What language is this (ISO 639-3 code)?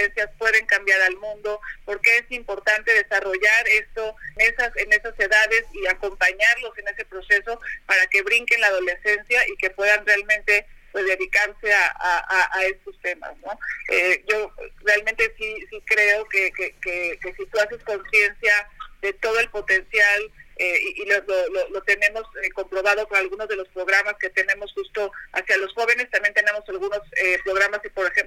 spa